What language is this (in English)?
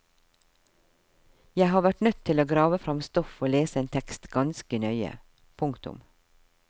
Norwegian